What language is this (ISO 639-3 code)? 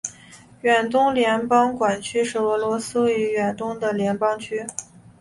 zho